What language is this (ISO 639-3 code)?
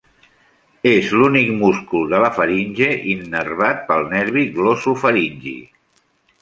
cat